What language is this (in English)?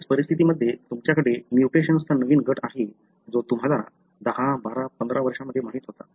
Marathi